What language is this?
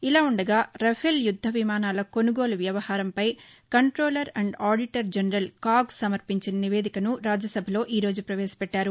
Telugu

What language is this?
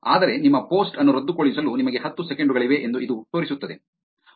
Kannada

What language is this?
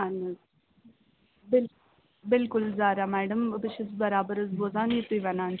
Kashmiri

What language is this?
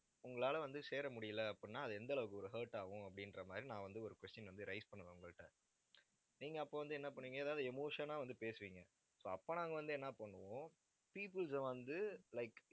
Tamil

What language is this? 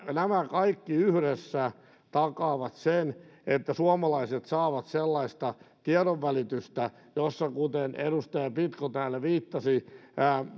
Finnish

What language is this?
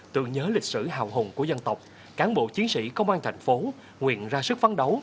Vietnamese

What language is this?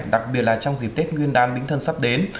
Vietnamese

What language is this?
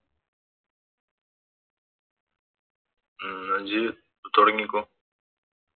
Malayalam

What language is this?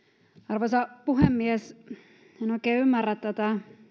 Finnish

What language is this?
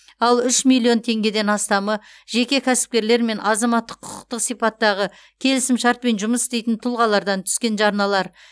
Kazakh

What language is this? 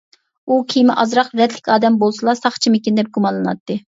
Uyghur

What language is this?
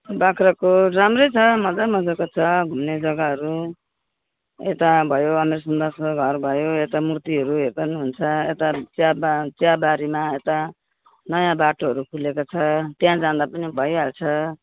Nepali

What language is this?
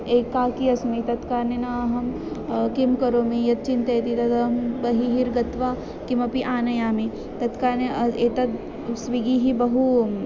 Sanskrit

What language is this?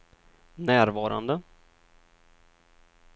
Swedish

